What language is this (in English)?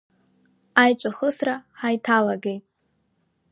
Abkhazian